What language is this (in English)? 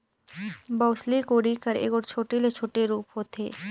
Chhattisgarhi